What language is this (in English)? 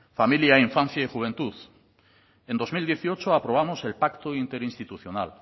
Spanish